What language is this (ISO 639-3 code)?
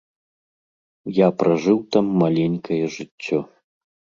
bel